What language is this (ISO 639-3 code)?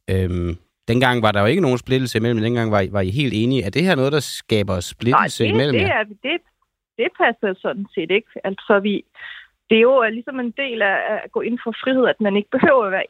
dan